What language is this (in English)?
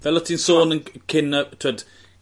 Welsh